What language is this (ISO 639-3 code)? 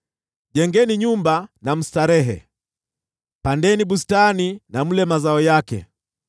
swa